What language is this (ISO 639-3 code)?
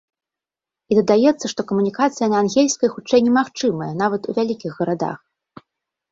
bel